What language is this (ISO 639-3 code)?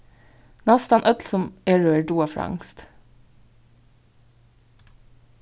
fao